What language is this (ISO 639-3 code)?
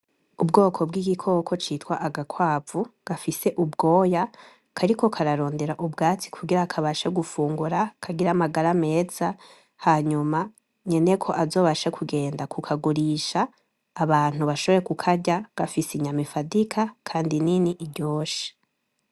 run